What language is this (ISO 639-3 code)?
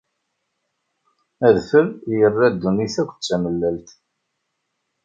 kab